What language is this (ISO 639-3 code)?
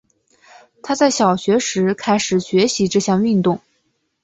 zho